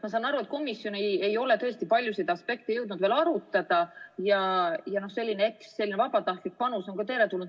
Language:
Estonian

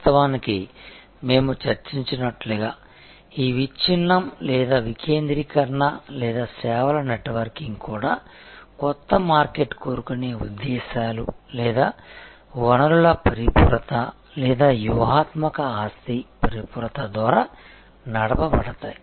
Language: Telugu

